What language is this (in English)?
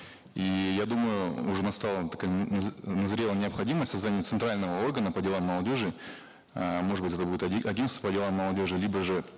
Kazakh